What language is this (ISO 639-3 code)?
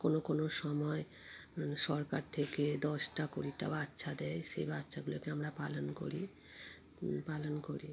ben